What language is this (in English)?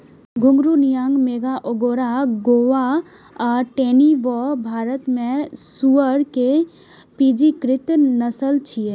Maithili